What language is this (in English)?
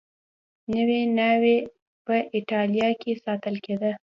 Pashto